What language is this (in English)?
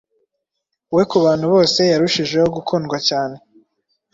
Kinyarwanda